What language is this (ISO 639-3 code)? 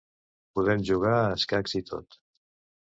cat